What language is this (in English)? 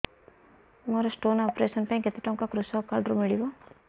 Odia